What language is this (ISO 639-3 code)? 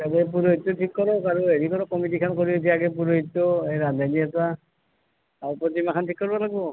asm